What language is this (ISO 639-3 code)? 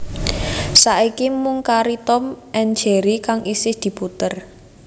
jav